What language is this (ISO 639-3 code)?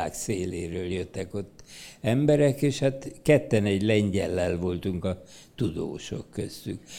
hun